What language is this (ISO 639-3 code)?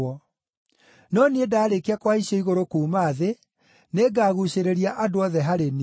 kik